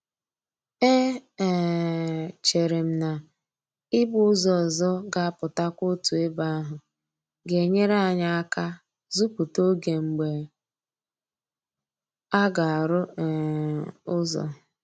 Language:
Igbo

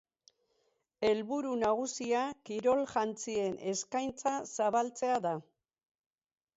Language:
Basque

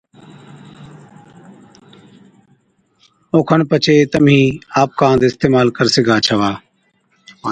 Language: Od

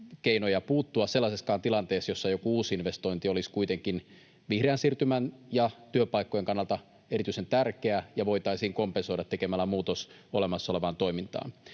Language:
Finnish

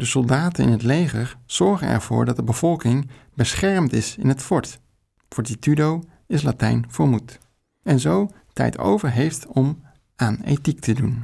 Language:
Dutch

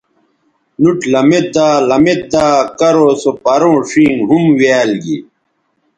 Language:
Bateri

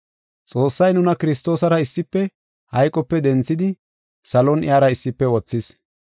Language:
Gofa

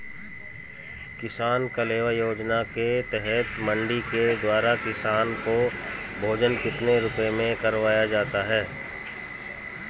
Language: Hindi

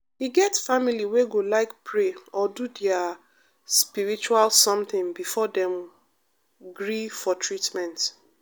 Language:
Nigerian Pidgin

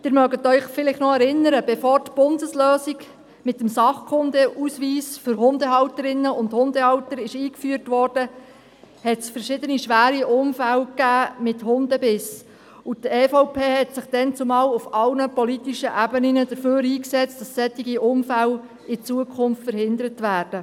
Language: Swiss German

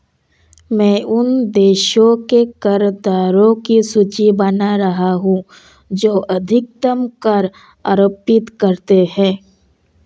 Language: Hindi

